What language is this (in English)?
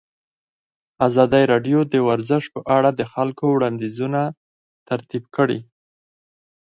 Pashto